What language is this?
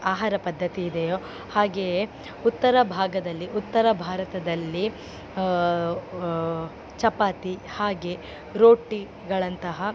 Kannada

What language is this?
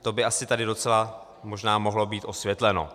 Czech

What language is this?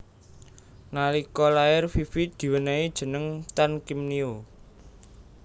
Javanese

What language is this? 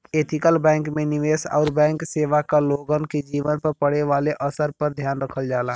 Bhojpuri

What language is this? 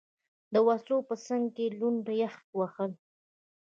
Pashto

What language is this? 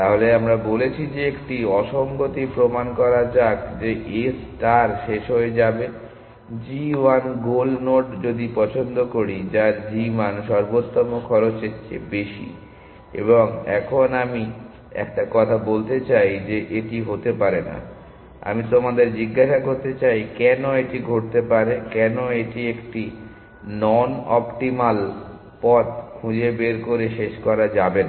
Bangla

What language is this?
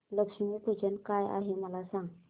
Marathi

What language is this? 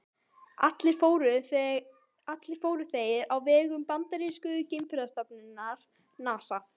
Icelandic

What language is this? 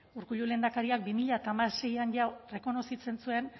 Basque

